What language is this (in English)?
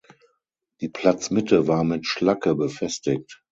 German